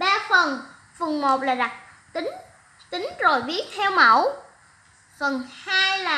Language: Vietnamese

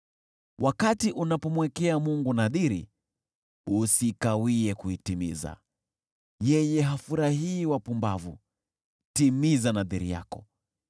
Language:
Swahili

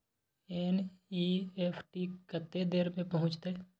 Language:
Maithili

